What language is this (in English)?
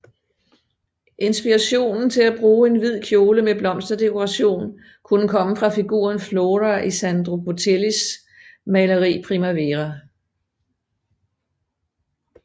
Danish